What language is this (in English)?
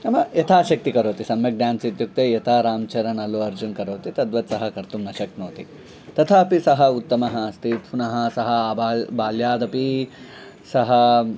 Sanskrit